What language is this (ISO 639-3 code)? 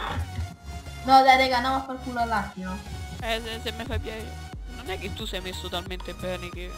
ita